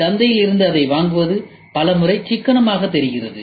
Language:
Tamil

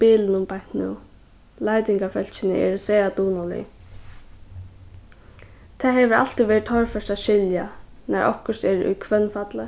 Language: Faroese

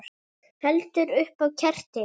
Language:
Icelandic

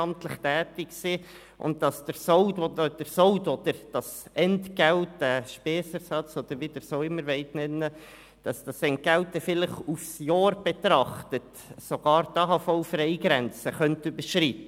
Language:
Swiss German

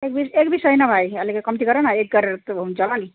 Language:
Nepali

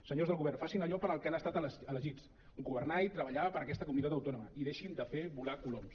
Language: Catalan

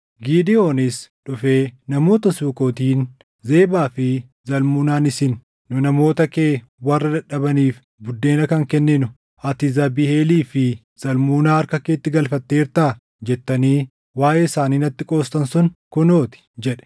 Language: Oromo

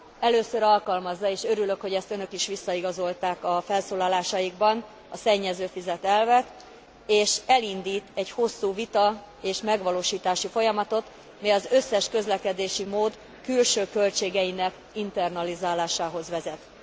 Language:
Hungarian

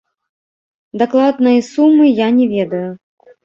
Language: Belarusian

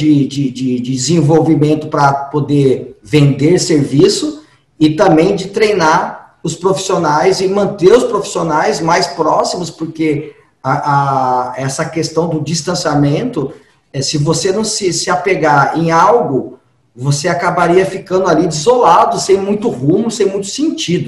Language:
Portuguese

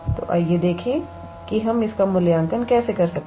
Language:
Hindi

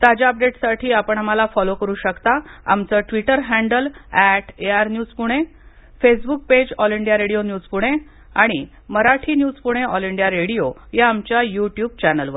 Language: Marathi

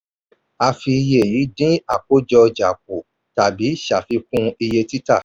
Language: Yoruba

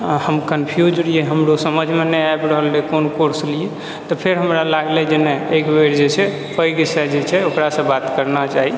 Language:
Maithili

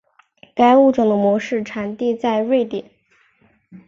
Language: Chinese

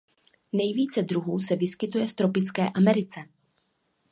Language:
Czech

